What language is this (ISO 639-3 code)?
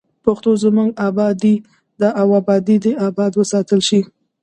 pus